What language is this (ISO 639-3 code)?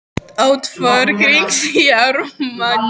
isl